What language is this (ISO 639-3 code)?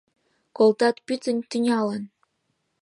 chm